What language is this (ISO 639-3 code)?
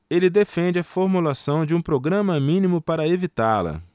por